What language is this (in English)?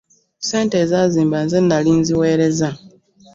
Ganda